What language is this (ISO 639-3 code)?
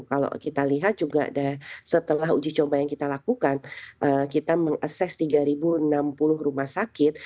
ind